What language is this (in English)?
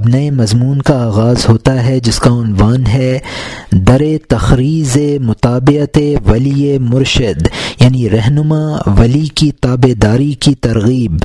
Urdu